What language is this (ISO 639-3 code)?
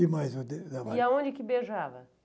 por